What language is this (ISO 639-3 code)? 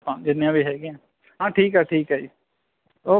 pan